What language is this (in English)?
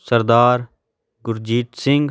Punjabi